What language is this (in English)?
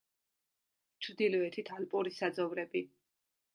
Georgian